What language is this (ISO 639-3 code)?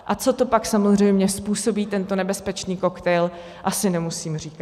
ces